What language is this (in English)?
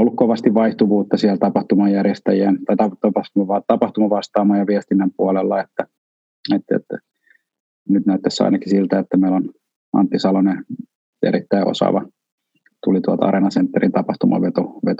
Finnish